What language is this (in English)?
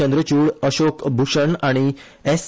Konkani